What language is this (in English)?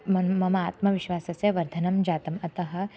Sanskrit